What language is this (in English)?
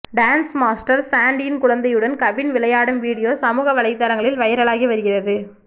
Tamil